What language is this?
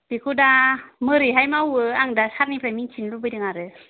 Bodo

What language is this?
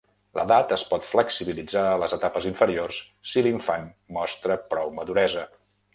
Catalan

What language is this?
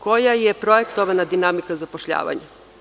Serbian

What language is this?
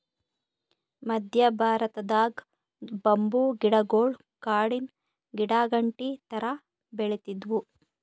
Kannada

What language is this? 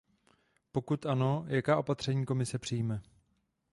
Czech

